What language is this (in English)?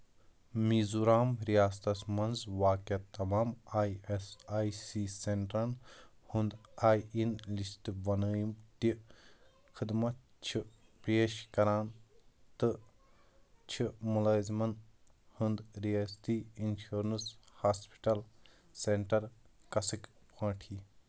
Kashmiri